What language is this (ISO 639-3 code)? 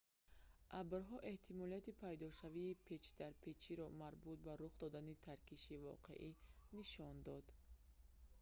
tgk